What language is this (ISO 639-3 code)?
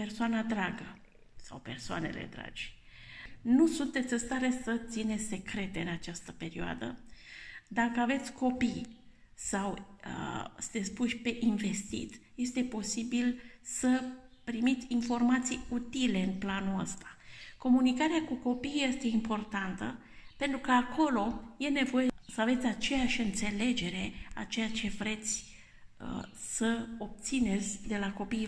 ron